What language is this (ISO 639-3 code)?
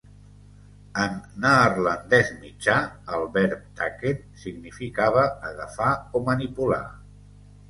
cat